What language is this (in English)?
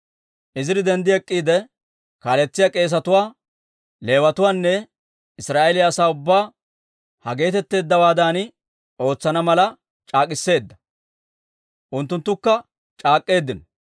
Dawro